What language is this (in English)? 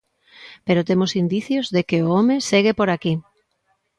Galician